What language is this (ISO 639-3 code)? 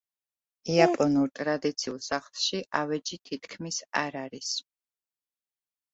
kat